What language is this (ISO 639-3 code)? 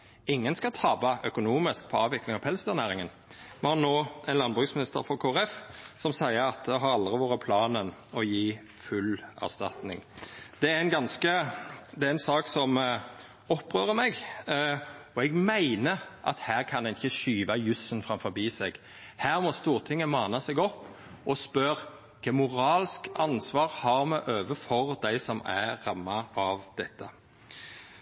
nno